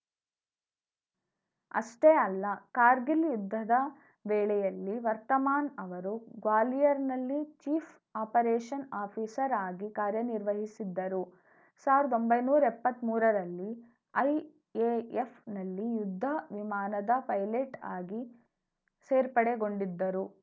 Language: Kannada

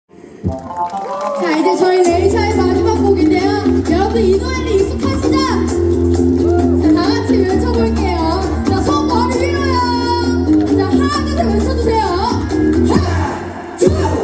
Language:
Ukrainian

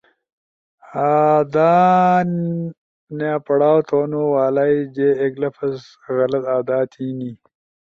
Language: Ushojo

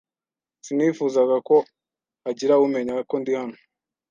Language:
Kinyarwanda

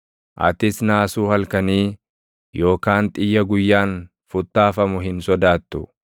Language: Oromo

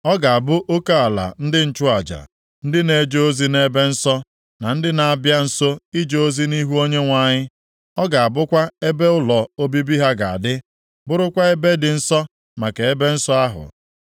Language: Igbo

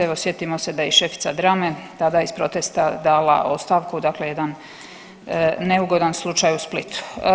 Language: Croatian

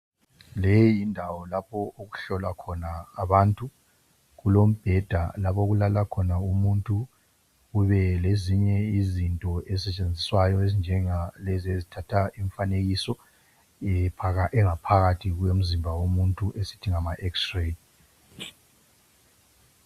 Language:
North Ndebele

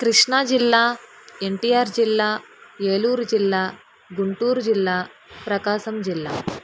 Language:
Telugu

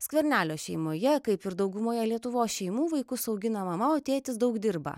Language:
Lithuanian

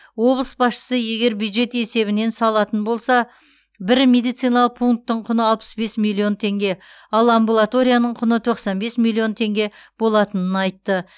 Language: Kazakh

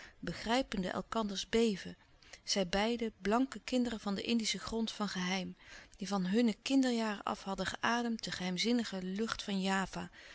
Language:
Dutch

